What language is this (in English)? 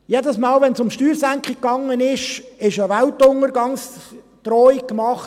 Swiss German